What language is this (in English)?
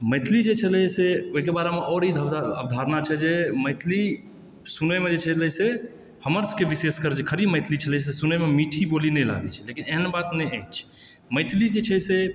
Maithili